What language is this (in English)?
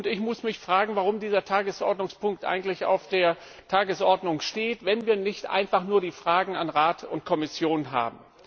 German